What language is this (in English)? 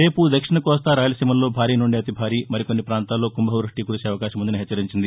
Telugu